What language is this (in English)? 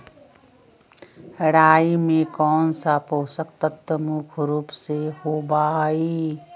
Magahi